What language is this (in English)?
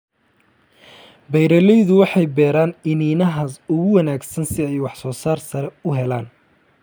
Somali